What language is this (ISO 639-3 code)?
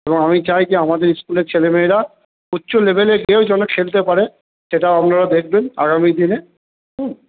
ben